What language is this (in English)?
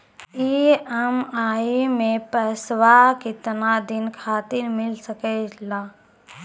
Maithili